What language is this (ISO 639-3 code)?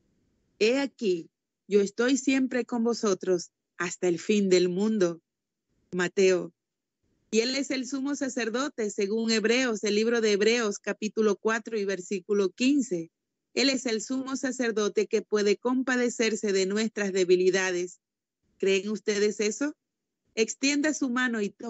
spa